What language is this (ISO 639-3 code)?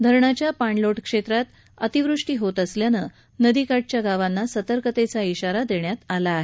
mar